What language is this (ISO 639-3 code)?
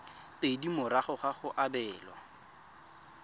tsn